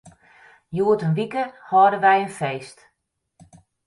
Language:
Western Frisian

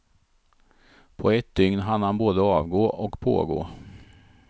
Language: Swedish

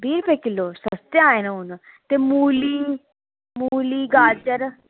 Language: Dogri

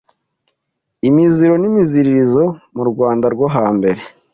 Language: Kinyarwanda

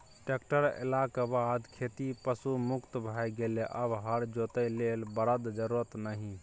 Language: Maithili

